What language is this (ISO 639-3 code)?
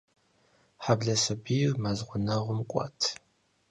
kbd